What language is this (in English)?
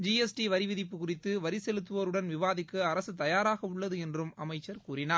Tamil